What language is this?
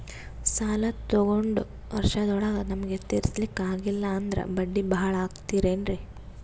Kannada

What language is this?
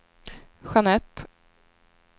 Swedish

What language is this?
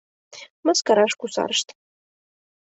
Mari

